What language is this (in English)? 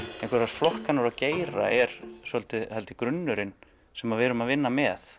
Icelandic